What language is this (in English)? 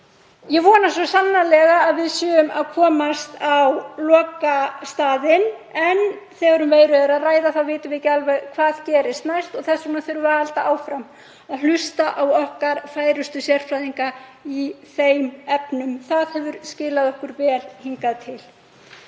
Icelandic